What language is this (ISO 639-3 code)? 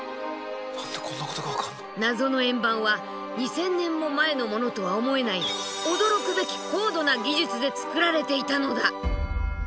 jpn